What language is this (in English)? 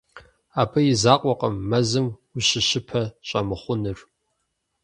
Kabardian